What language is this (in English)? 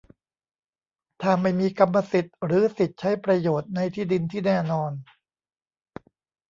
Thai